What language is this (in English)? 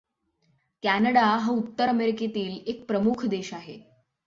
Marathi